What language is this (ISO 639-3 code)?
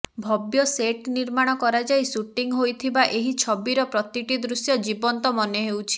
ori